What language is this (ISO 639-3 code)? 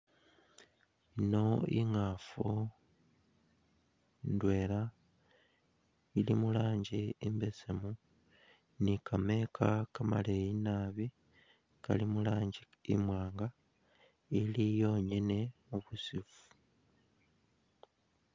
myx